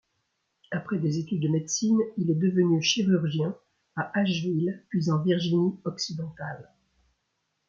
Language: French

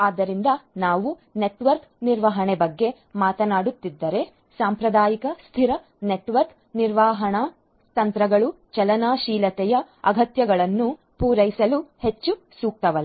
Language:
Kannada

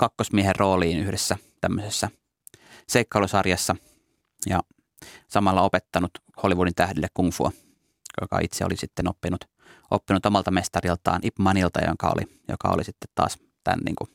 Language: Finnish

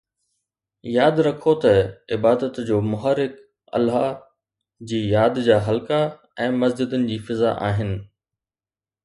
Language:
Sindhi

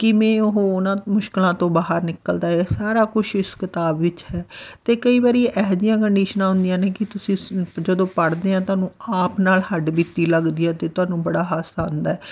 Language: Punjabi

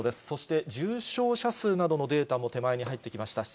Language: Japanese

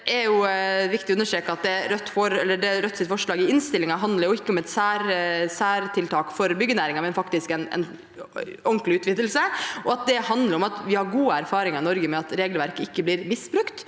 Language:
Norwegian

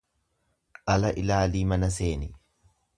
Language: Oromo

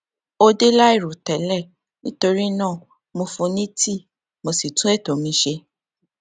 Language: Yoruba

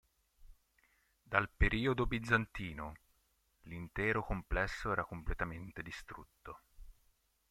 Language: Italian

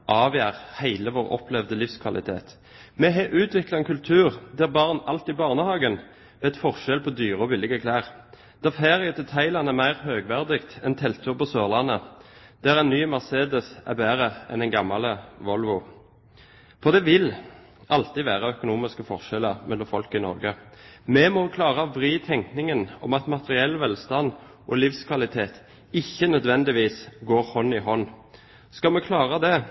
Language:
Norwegian Bokmål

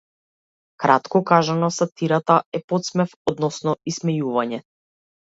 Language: Macedonian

